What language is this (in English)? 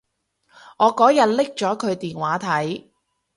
Cantonese